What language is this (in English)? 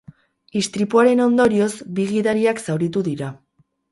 Basque